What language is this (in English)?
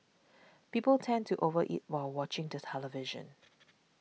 English